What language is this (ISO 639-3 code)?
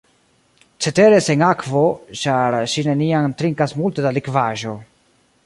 epo